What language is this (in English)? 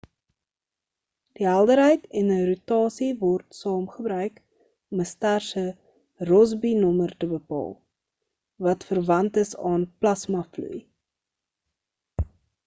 Afrikaans